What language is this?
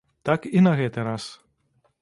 Belarusian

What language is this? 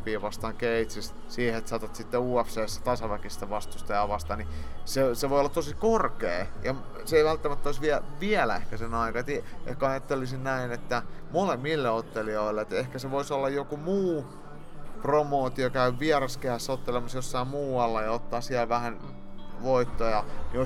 Finnish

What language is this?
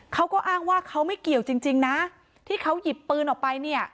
Thai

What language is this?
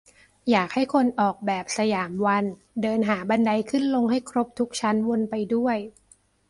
Thai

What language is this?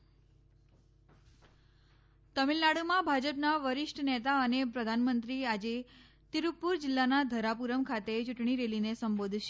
Gujarati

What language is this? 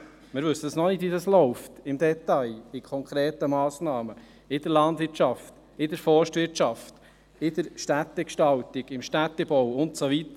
Swiss German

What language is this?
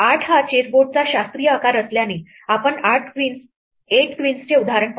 Marathi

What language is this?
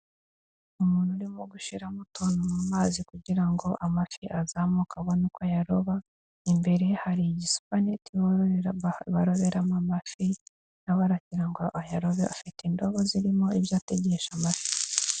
Kinyarwanda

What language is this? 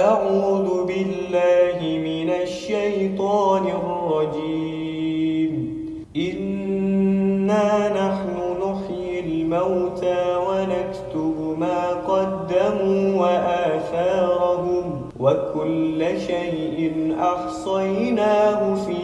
Indonesian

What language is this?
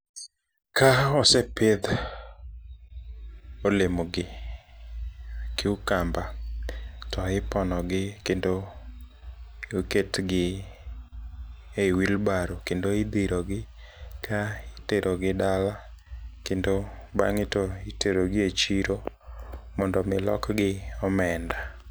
Luo (Kenya and Tanzania)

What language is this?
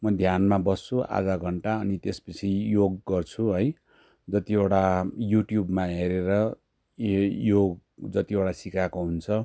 Nepali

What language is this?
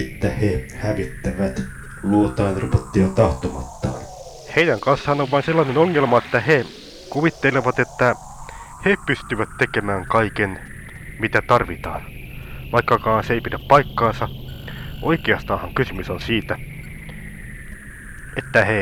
Finnish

